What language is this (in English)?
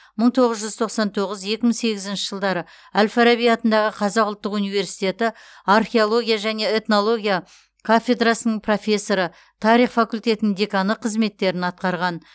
Kazakh